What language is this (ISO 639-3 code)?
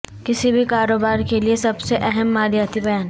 urd